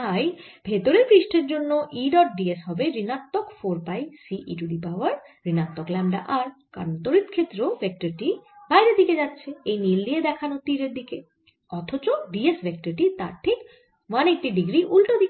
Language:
Bangla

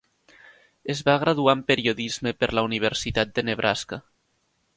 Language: Catalan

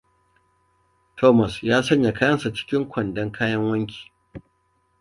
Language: Hausa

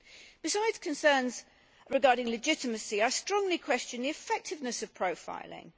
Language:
English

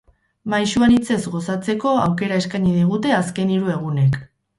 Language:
Basque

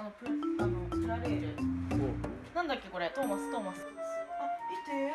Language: Japanese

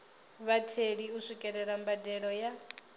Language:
Venda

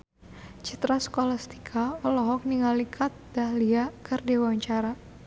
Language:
Sundanese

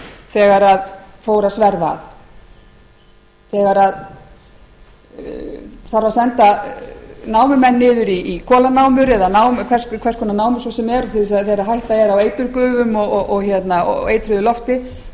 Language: Icelandic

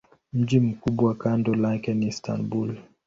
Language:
Swahili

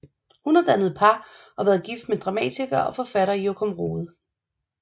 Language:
Danish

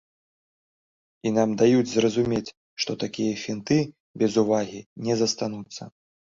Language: Belarusian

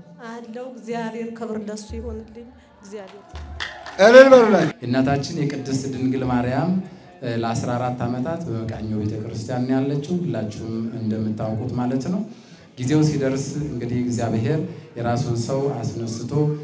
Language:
Arabic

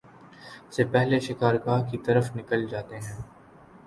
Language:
Urdu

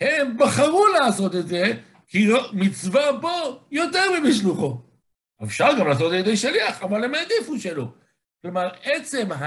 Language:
Hebrew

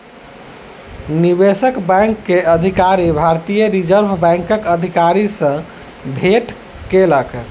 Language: Maithili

